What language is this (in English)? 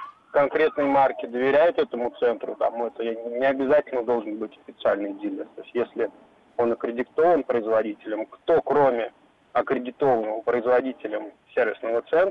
Russian